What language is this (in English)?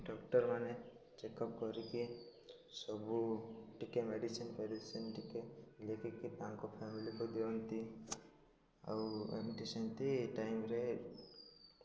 Odia